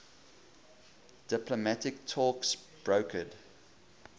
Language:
English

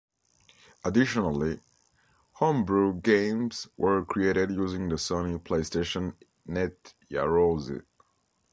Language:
English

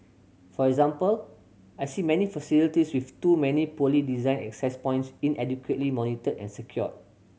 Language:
English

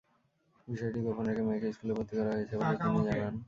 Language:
Bangla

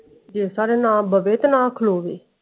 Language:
Punjabi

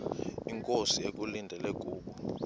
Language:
Xhosa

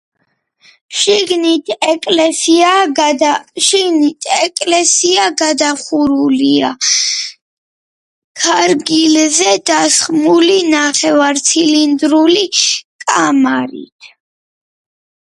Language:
Georgian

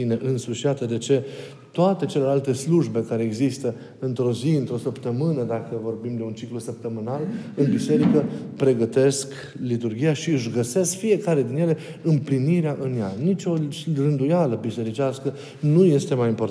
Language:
Romanian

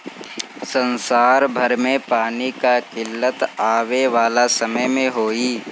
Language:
Bhojpuri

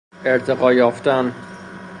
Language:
Persian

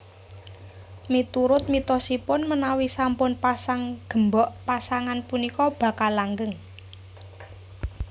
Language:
Javanese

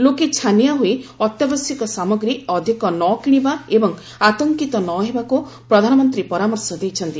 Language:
Odia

